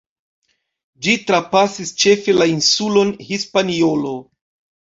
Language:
Esperanto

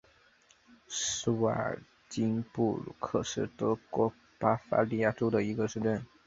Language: Chinese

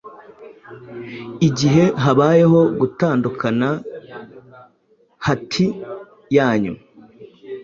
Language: Kinyarwanda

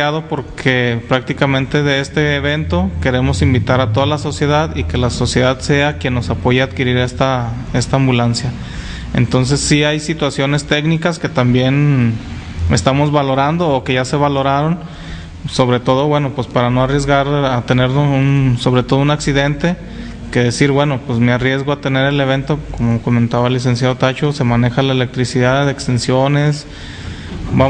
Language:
Spanish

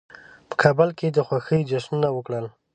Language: Pashto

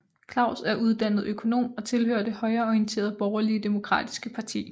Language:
Danish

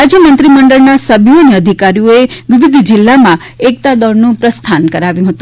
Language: Gujarati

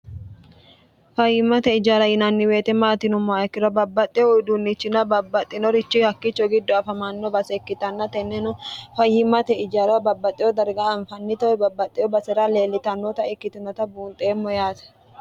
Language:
Sidamo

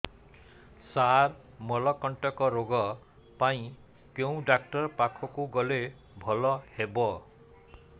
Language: Odia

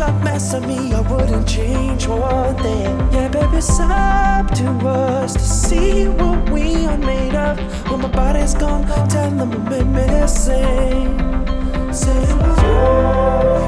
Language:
Greek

